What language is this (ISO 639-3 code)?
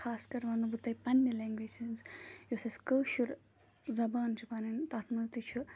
kas